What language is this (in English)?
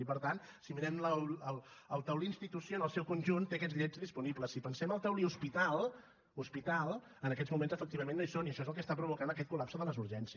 Catalan